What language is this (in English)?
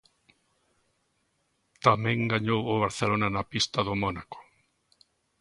Galician